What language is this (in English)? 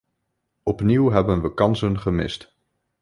Dutch